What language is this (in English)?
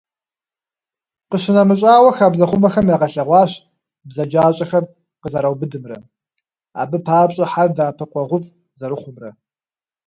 Kabardian